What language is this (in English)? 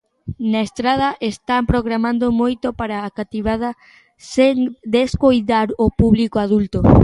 Galician